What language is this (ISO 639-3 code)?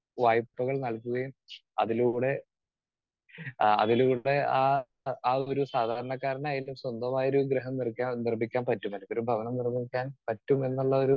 mal